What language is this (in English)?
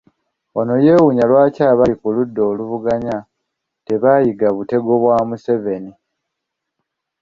Ganda